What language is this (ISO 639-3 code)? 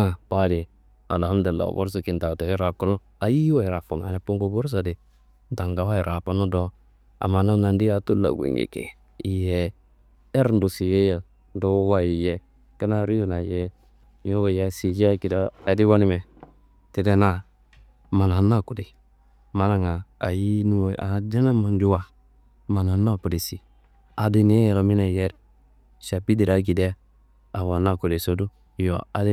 kbl